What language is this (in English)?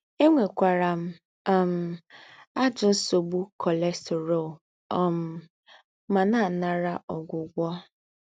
Igbo